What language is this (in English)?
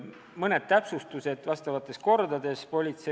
Estonian